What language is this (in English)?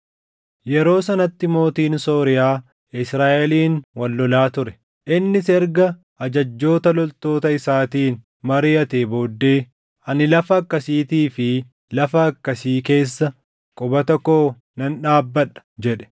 Oromo